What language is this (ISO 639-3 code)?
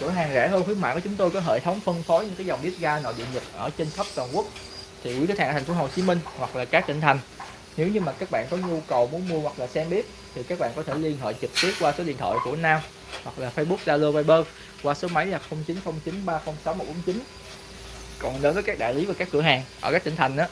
vie